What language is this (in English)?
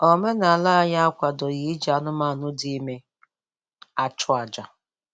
Igbo